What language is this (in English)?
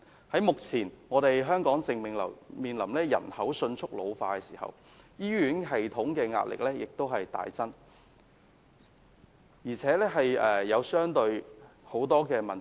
Cantonese